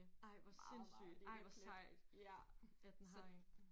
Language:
Danish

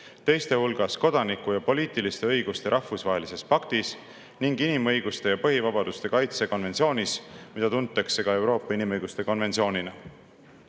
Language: Estonian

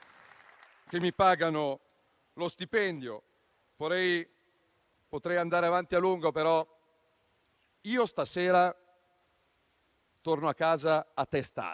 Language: Italian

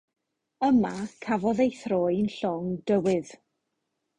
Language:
Welsh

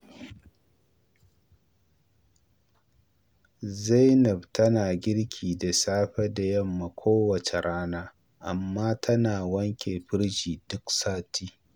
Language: Hausa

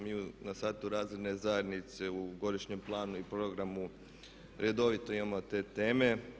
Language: Croatian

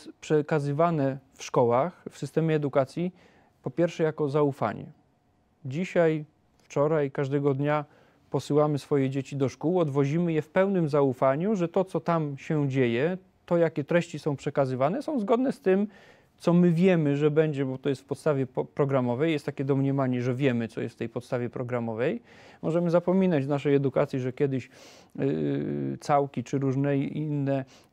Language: Polish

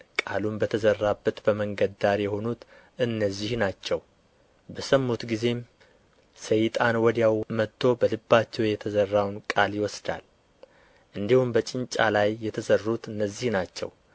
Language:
Amharic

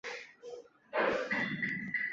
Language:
Chinese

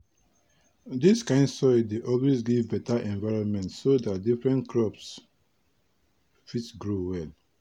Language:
Nigerian Pidgin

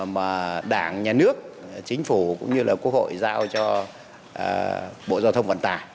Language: Vietnamese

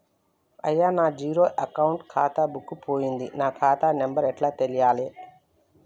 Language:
Telugu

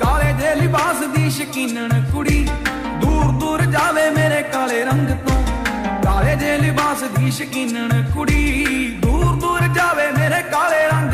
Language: Punjabi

